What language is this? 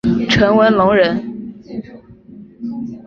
Chinese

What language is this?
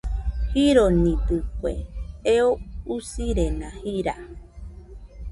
Nüpode Huitoto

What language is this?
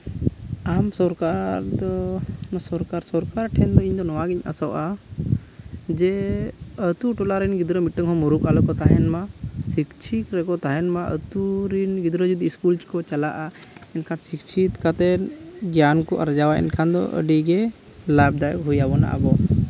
Santali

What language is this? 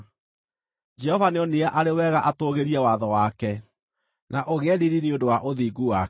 Kikuyu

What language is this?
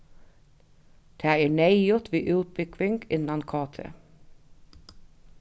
Faroese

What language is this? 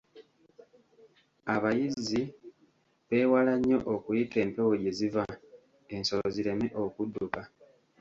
Ganda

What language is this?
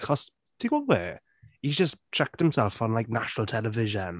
Welsh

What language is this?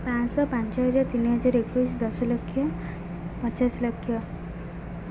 Odia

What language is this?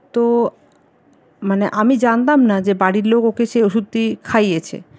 Bangla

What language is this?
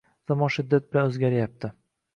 Uzbek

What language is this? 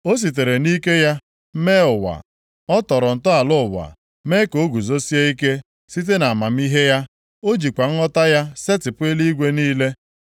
Igbo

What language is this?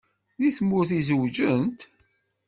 Kabyle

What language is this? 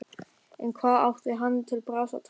Icelandic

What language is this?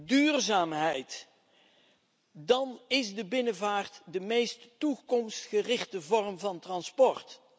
Dutch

